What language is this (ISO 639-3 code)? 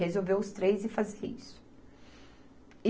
por